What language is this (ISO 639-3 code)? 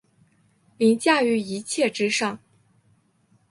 zho